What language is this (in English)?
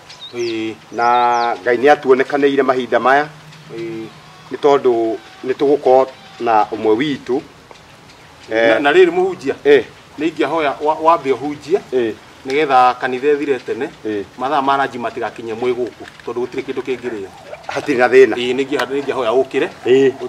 French